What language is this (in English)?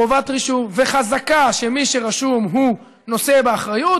Hebrew